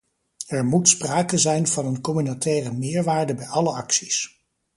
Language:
Dutch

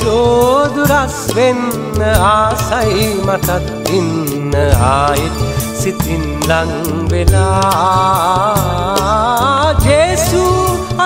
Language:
Hindi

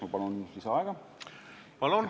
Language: Estonian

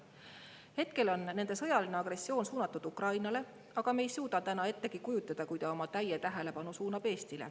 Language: Estonian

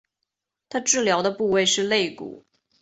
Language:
Chinese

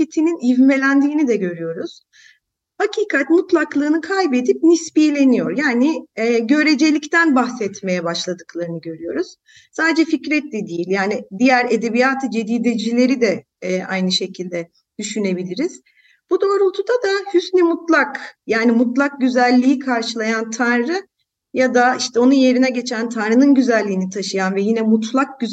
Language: Turkish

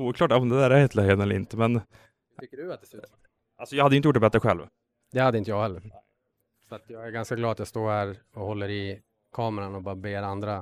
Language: Swedish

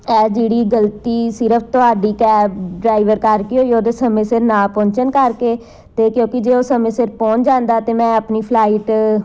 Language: Punjabi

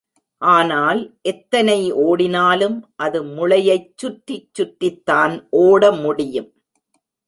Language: Tamil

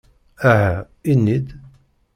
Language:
Kabyle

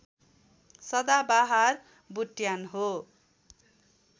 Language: Nepali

